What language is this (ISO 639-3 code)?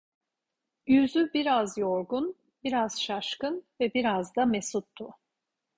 tur